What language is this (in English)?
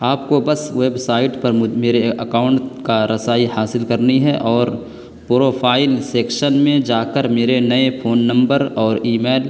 Urdu